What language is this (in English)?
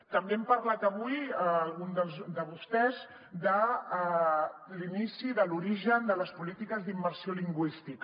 Catalan